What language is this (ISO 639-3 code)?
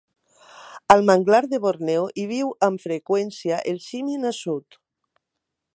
cat